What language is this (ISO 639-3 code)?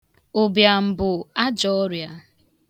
ibo